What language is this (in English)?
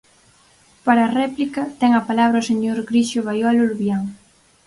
Galician